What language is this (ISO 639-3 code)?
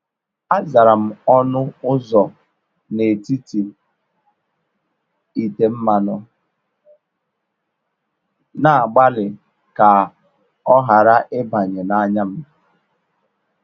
ibo